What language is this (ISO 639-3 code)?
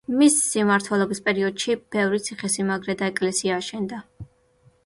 kat